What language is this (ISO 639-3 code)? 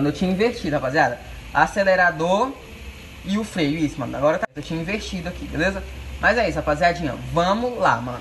por